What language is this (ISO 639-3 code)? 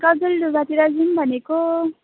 nep